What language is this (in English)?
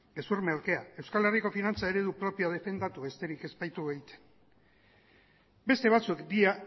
Basque